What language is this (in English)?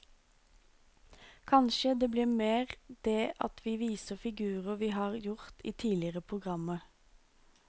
Norwegian